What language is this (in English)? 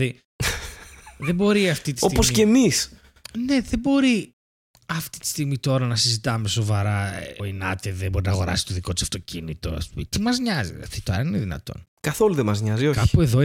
Greek